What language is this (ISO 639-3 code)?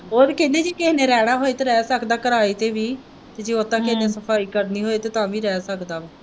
pan